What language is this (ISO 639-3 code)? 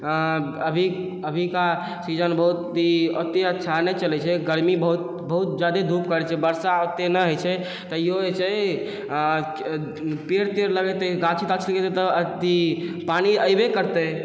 mai